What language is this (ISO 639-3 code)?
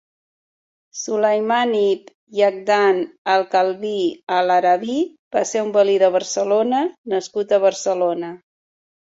cat